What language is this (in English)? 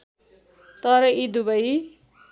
Nepali